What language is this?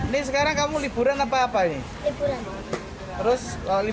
Indonesian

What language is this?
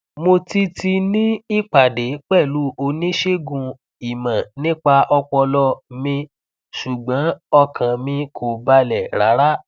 Yoruba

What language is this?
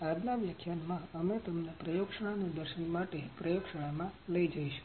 Gujarati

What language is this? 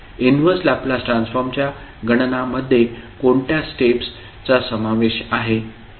Marathi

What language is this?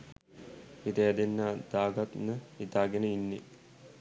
Sinhala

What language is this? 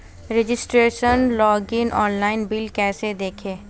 Hindi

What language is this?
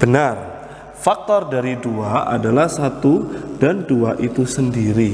Indonesian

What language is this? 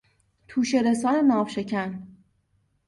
Persian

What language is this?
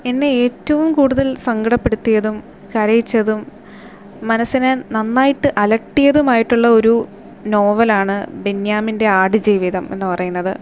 Malayalam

